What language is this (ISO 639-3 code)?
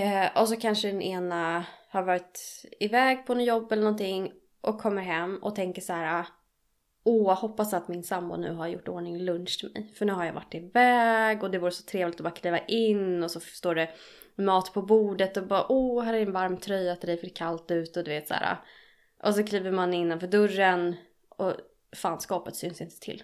swe